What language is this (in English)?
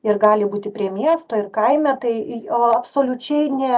Lithuanian